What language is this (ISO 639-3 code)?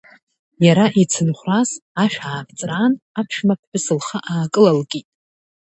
abk